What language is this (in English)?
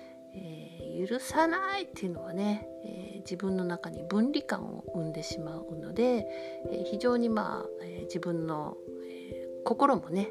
Japanese